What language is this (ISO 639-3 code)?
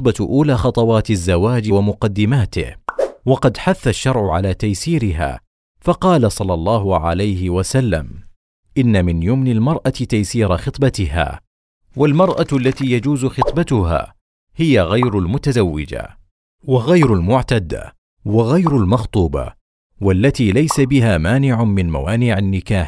ara